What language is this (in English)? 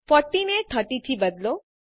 Gujarati